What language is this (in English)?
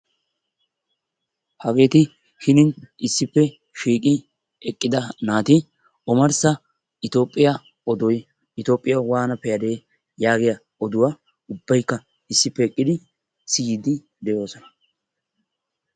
Wolaytta